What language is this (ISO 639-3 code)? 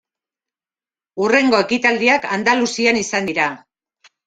eus